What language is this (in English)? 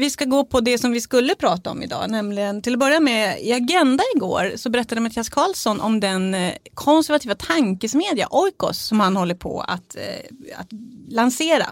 Swedish